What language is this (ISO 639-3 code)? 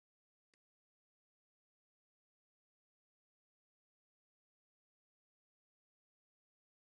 epo